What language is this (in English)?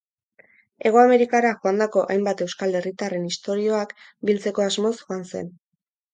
Basque